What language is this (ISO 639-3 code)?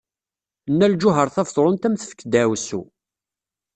kab